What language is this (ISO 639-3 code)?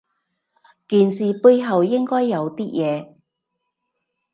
yue